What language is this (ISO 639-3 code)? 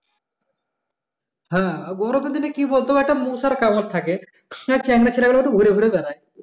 ben